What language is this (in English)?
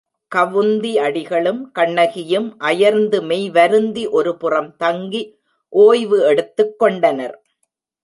Tamil